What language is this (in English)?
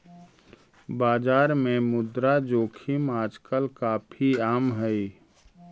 Magahi